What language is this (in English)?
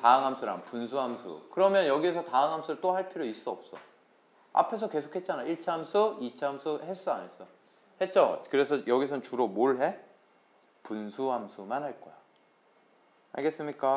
Korean